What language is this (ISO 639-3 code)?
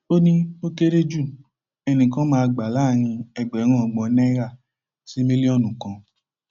yor